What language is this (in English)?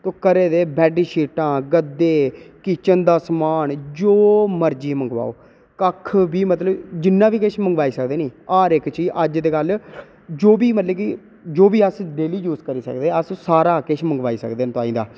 Dogri